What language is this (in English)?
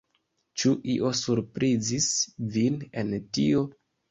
Esperanto